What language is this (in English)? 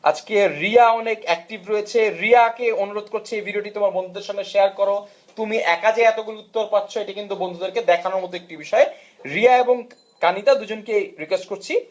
Bangla